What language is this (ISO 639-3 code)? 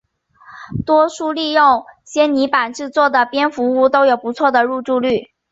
zho